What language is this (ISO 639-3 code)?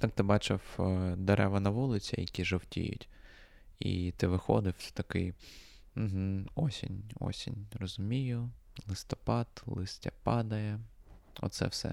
ukr